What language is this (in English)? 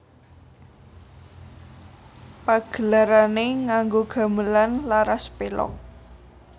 Javanese